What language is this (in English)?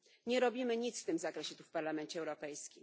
Polish